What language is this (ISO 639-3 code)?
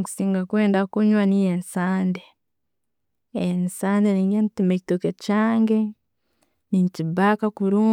ttj